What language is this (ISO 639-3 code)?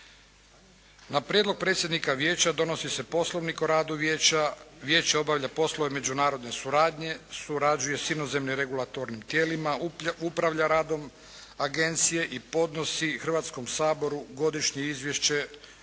hrv